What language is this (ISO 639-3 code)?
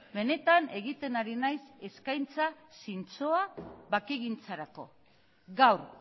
eus